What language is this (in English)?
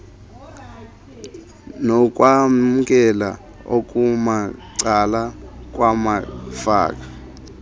Xhosa